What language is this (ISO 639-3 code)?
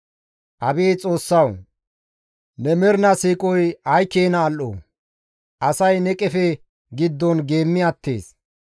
gmv